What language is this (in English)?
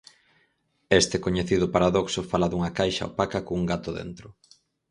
Galician